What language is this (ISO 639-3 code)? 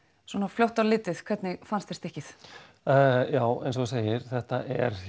isl